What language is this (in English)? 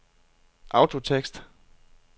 Danish